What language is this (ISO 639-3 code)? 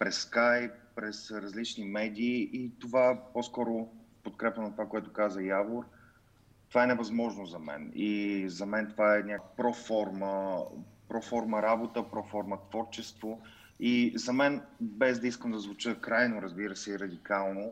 bul